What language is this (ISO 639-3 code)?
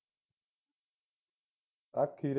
pan